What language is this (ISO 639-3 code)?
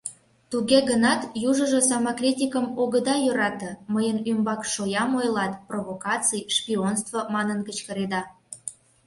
chm